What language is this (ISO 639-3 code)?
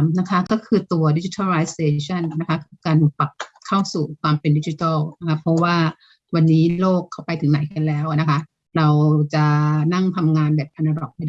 tha